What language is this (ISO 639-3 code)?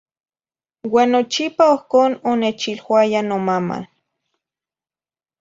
nhi